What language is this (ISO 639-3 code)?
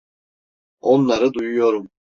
tur